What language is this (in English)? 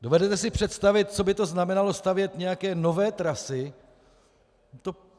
Czech